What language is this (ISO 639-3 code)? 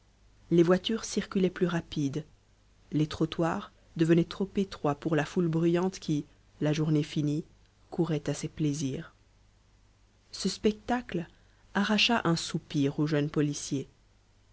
fra